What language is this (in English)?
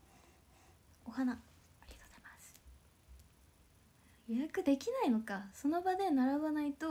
Japanese